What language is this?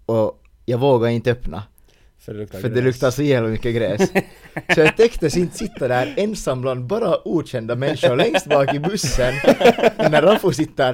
Swedish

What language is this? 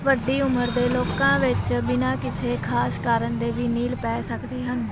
Punjabi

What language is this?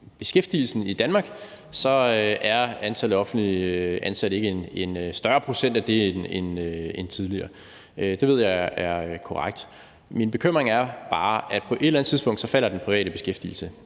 Danish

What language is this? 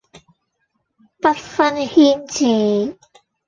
Cantonese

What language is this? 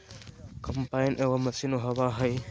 Magahi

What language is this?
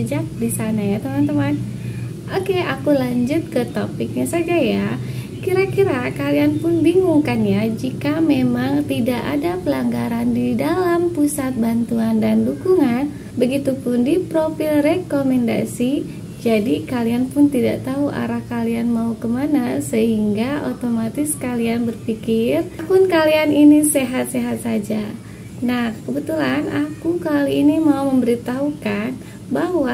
Indonesian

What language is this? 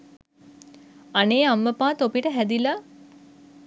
Sinhala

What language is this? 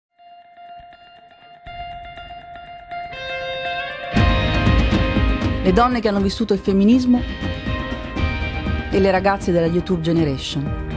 Italian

